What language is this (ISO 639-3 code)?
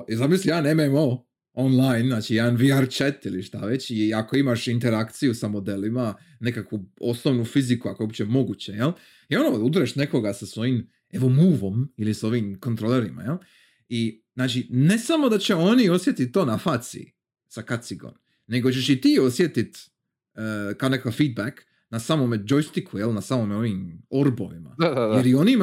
hrv